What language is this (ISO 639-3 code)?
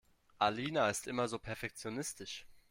deu